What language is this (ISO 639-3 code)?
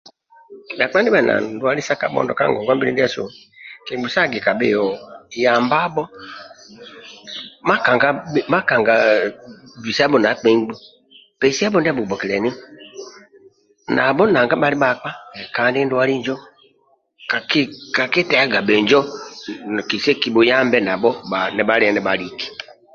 rwm